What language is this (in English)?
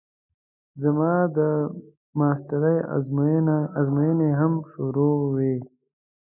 Pashto